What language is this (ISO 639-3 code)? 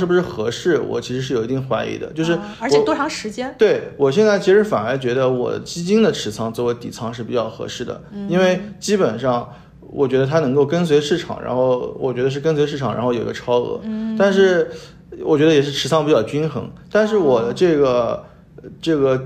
zho